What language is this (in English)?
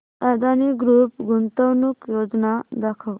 Marathi